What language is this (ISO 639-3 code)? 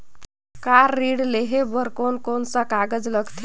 hne